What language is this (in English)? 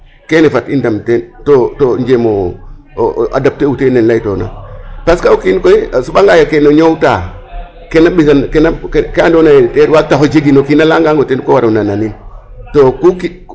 Serer